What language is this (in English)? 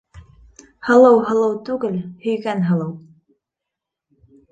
Bashkir